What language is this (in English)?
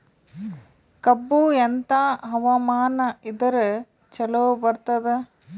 Kannada